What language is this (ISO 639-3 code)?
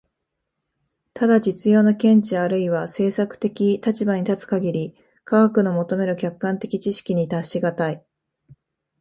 jpn